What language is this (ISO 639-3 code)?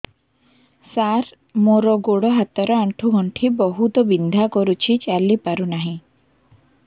ori